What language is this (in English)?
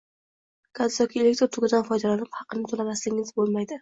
Uzbek